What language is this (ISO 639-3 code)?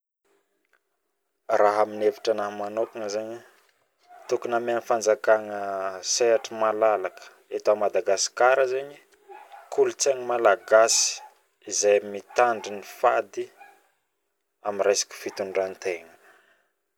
bmm